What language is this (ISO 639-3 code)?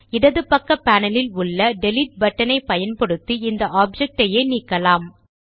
tam